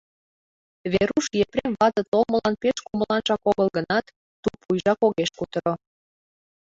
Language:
Mari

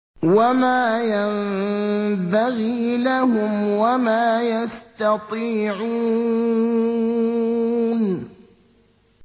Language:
Arabic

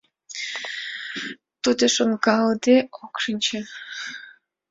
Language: Mari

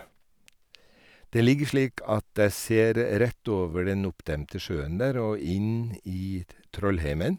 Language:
Norwegian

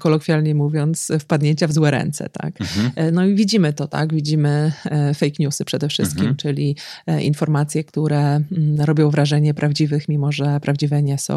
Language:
Polish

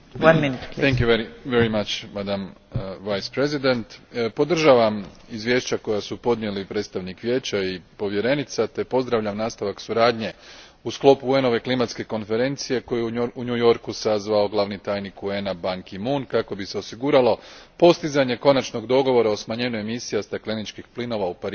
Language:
Croatian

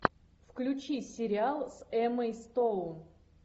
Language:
Russian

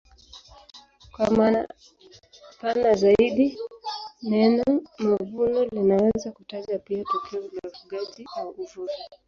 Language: Swahili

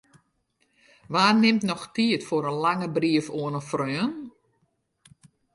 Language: Western Frisian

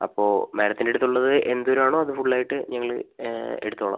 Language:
Malayalam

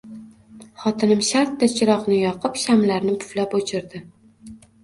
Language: Uzbek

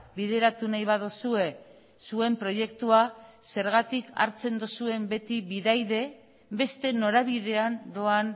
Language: Basque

